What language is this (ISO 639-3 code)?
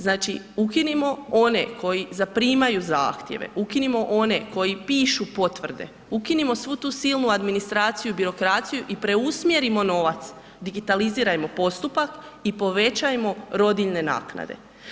hrv